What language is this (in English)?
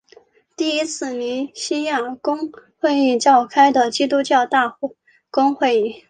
Chinese